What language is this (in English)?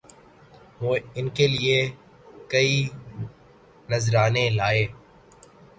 Urdu